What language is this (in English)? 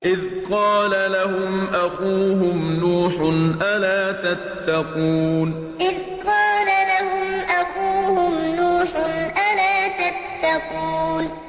Arabic